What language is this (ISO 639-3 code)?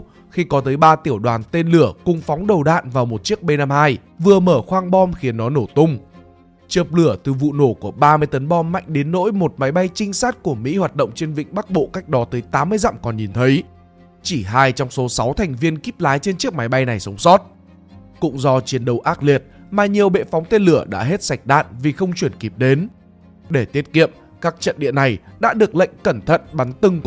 vie